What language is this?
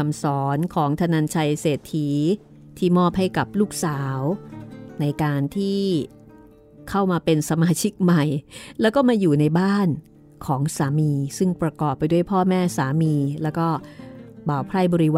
Thai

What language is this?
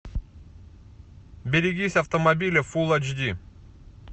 Russian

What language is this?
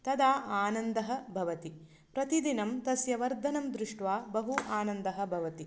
Sanskrit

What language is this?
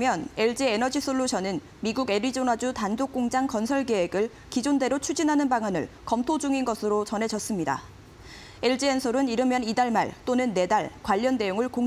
Korean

